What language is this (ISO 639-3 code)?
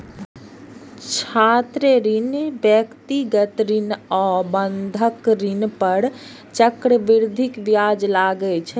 mai